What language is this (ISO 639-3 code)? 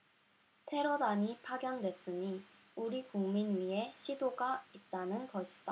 kor